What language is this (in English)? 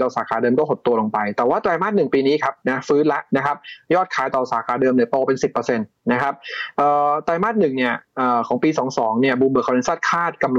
Thai